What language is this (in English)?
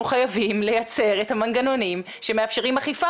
Hebrew